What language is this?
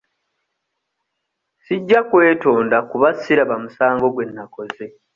Ganda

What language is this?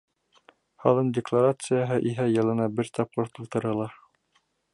Bashkir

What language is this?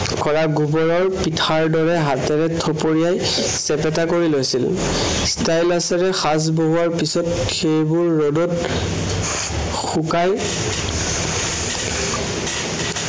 Assamese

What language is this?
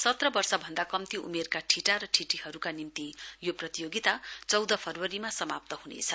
Nepali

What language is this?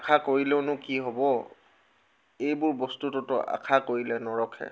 Assamese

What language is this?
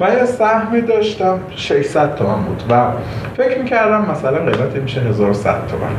Persian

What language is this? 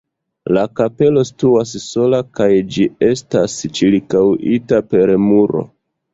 Esperanto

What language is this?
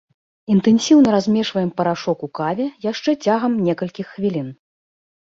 Belarusian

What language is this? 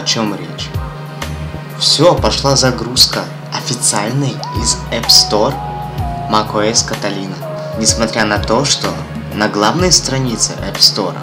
Russian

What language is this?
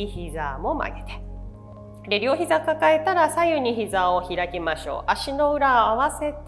Japanese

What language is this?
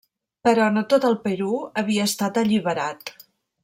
Catalan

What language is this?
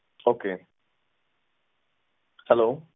Punjabi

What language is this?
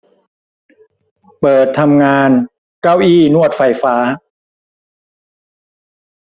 Thai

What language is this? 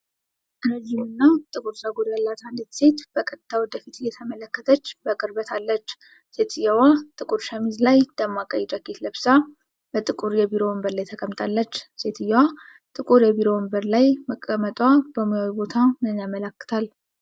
Amharic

